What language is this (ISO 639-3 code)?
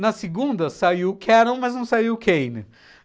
por